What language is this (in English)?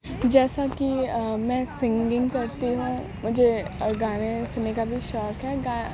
Urdu